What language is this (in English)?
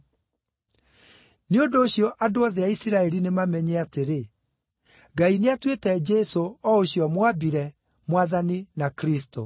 Kikuyu